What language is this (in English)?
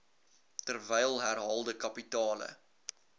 Afrikaans